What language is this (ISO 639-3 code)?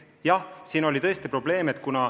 est